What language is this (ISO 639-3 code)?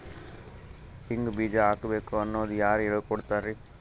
kan